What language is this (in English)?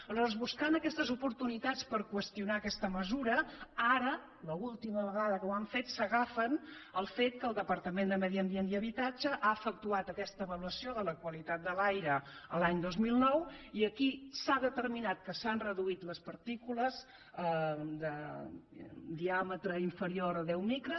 Catalan